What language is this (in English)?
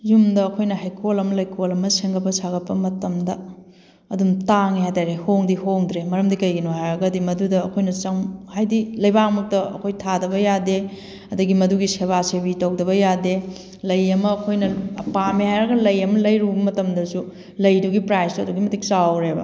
Manipuri